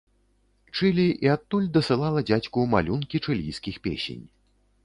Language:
Belarusian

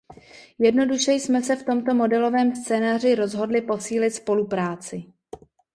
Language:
Czech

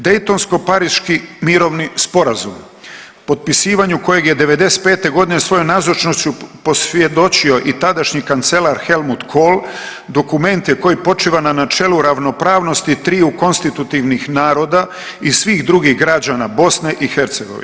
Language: Croatian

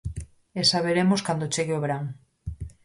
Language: Galician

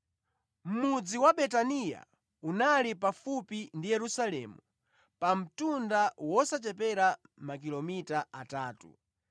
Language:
Nyanja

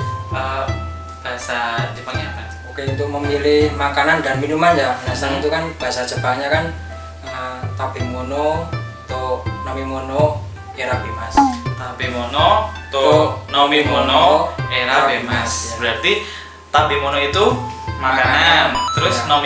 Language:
Indonesian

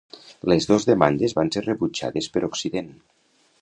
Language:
Catalan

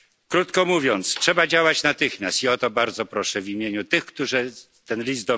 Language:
Polish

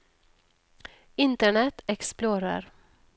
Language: Norwegian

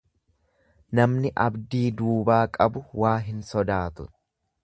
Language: Oromo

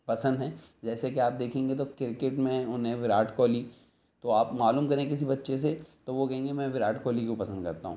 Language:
Urdu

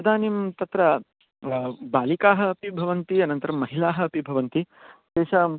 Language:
Sanskrit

